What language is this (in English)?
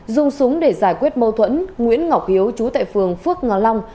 Vietnamese